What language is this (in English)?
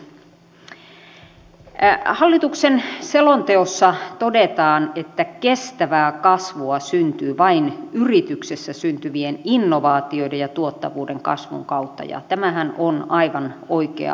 Finnish